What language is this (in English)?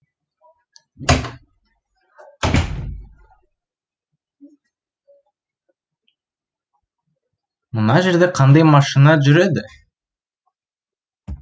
Kazakh